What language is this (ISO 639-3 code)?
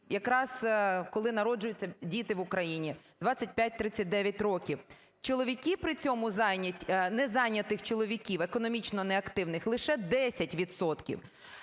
ukr